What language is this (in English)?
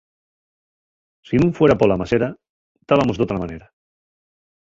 Asturian